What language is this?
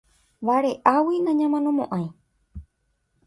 Guarani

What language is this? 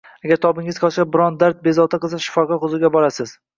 Uzbek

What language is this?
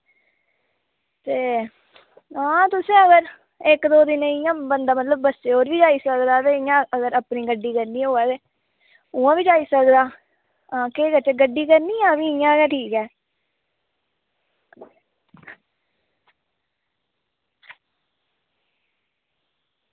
Dogri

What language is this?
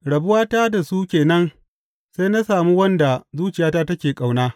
Hausa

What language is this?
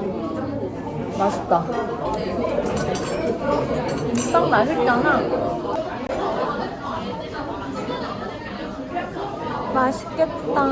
Korean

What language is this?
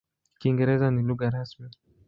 Swahili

